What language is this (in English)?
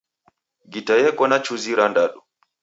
Taita